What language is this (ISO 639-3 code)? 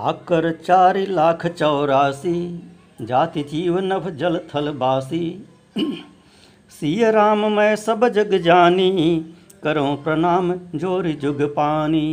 hin